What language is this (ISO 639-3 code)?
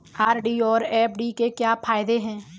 hin